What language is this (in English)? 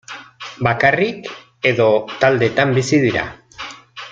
Basque